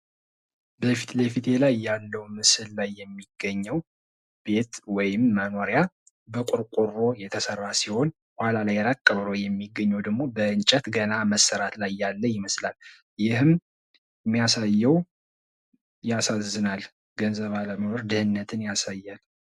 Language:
Amharic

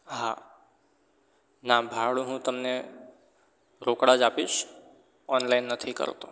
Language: Gujarati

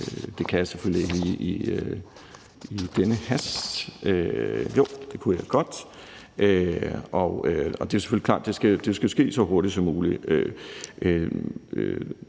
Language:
Danish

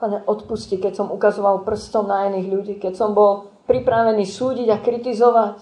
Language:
Slovak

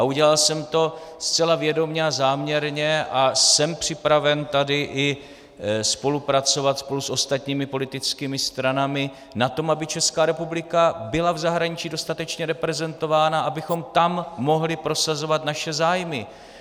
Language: Czech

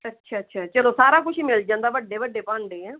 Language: Punjabi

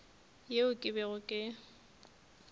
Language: Northern Sotho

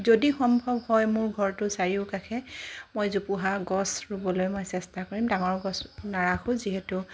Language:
Assamese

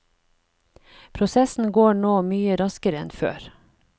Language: Norwegian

